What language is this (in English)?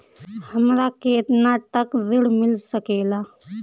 Bhojpuri